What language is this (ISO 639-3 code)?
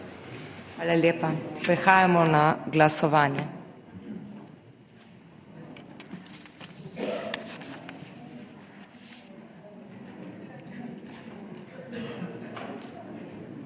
slv